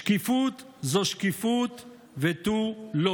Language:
Hebrew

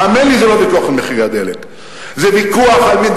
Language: Hebrew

